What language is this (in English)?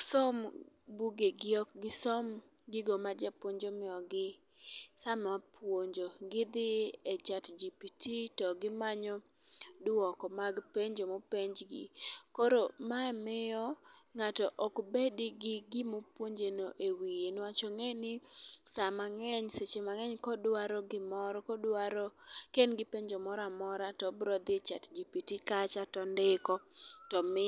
Luo (Kenya and Tanzania)